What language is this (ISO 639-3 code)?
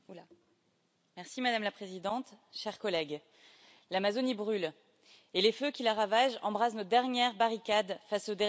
fra